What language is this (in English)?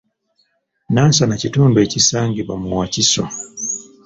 Ganda